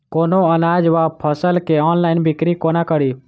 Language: Maithili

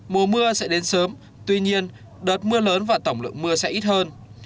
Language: Vietnamese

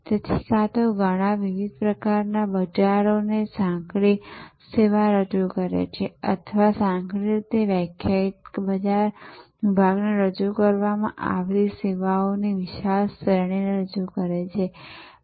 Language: Gujarati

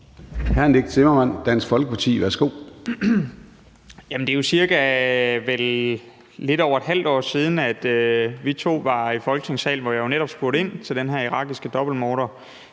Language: Danish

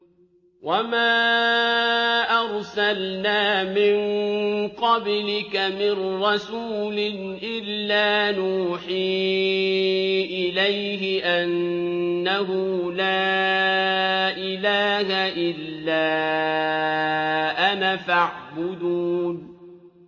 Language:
Arabic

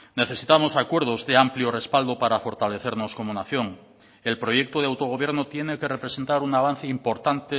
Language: Spanish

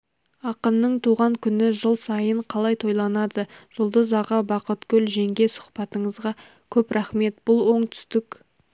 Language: Kazakh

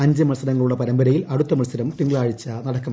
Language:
Malayalam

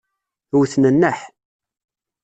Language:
Kabyle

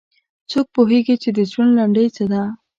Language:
Pashto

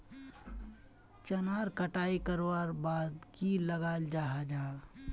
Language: Magahi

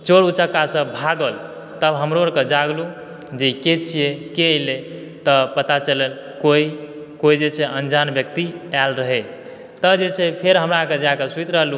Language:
Maithili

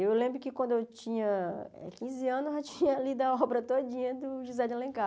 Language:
Portuguese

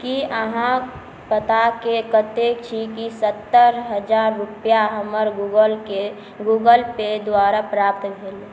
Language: Maithili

